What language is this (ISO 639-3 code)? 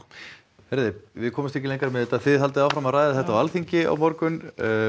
isl